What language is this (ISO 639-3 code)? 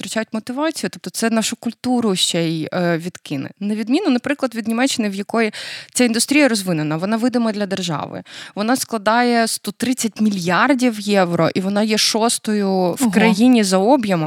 ukr